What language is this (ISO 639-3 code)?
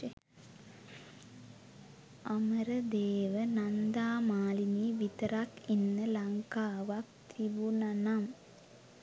sin